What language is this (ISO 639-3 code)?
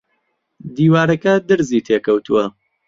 ckb